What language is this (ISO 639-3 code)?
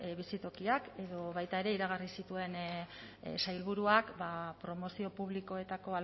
eus